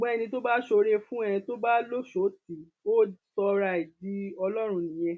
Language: Yoruba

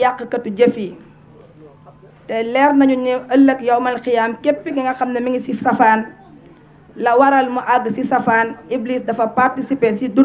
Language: Arabic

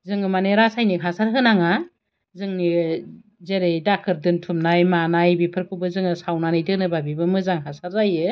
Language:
Bodo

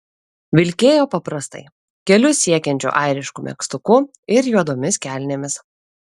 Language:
Lithuanian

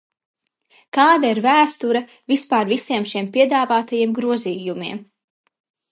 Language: Latvian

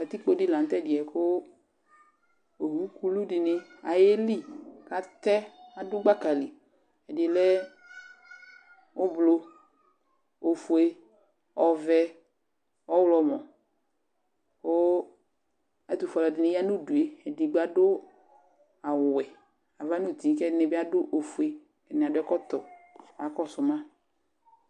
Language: Ikposo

